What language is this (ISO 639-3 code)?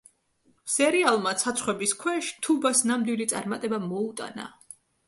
kat